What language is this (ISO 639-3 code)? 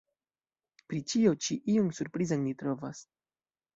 epo